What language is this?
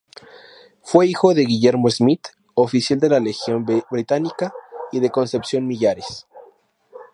Spanish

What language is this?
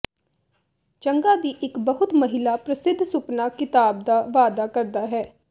Punjabi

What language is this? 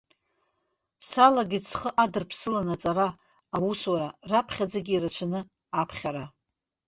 Abkhazian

